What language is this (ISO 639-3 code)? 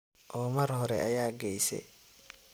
som